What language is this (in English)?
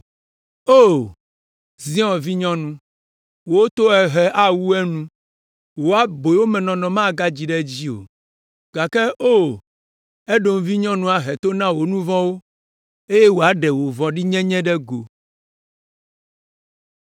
Ewe